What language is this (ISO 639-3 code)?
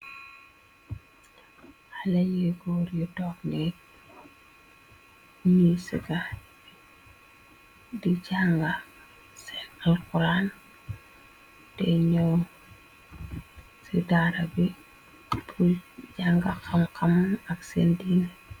wol